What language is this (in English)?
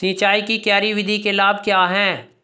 Hindi